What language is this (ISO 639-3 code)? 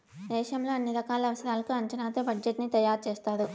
tel